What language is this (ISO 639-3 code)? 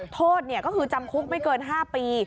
tha